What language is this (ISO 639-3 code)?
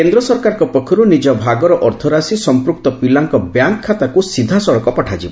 ori